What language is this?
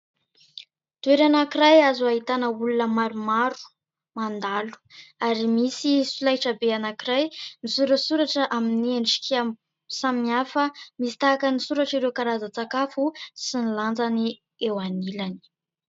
Malagasy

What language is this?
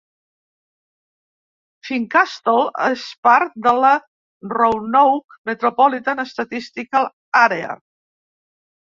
Catalan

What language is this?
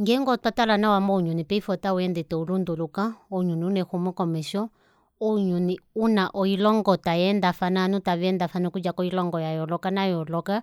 Kuanyama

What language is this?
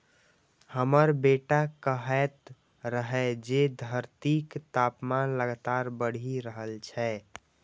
Maithili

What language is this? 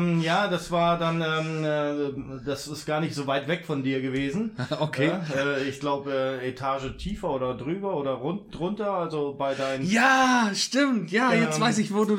German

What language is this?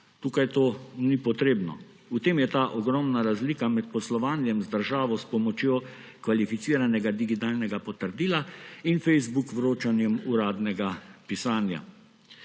Slovenian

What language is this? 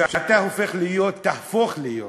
Hebrew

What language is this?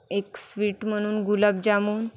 Marathi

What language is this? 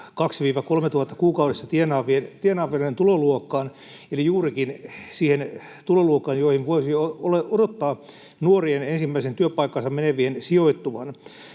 Finnish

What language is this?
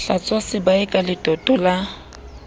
Southern Sotho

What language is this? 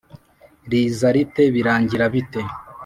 Kinyarwanda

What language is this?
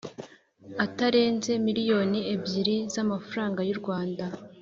Kinyarwanda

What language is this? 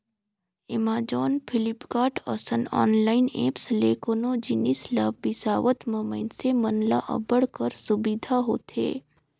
Chhattisgarhi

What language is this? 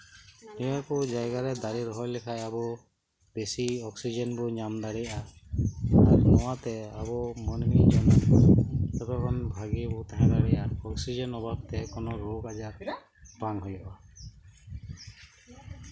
Santali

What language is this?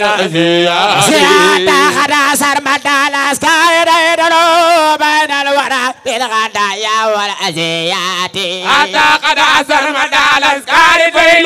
Arabic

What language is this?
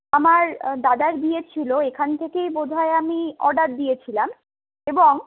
Bangla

